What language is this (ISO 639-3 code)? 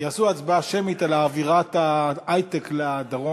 heb